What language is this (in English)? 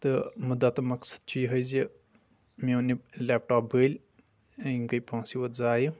Kashmiri